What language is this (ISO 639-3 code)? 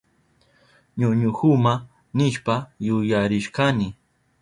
qup